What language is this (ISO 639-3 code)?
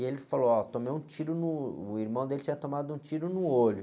por